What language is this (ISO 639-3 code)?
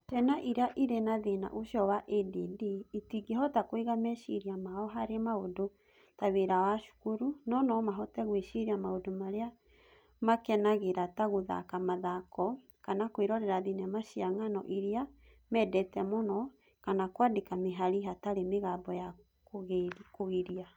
kik